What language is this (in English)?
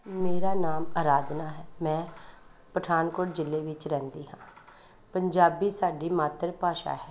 Punjabi